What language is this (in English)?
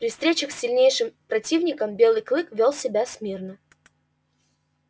Russian